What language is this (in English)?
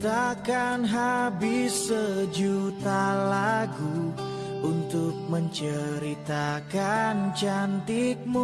Indonesian